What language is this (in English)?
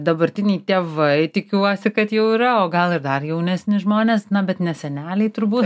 Lithuanian